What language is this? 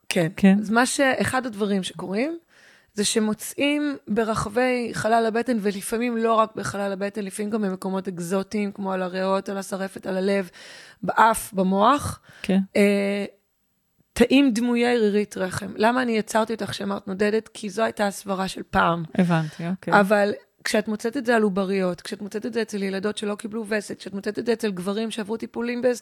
Hebrew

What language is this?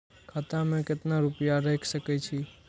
Maithili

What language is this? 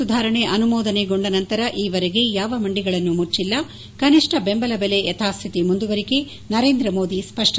Kannada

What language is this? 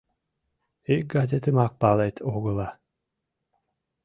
Mari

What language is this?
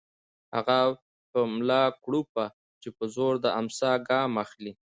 Pashto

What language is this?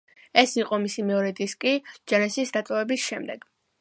Georgian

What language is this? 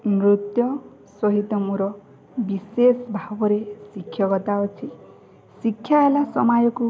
Odia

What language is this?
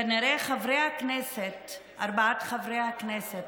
Hebrew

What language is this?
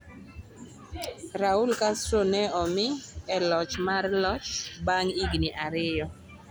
Luo (Kenya and Tanzania)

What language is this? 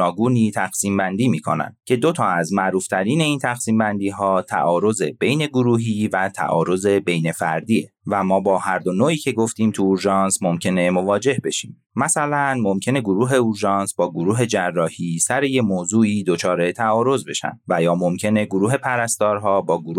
Persian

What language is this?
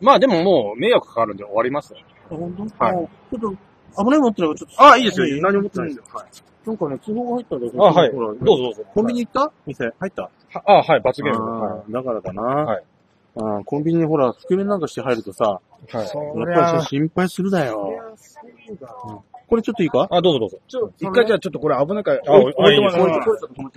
Japanese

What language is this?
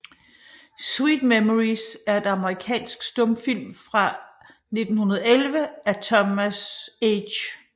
Danish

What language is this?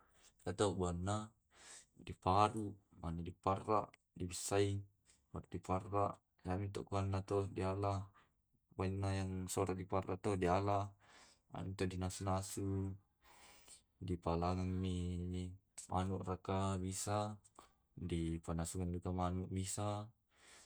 Tae'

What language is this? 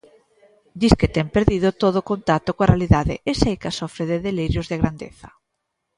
Galician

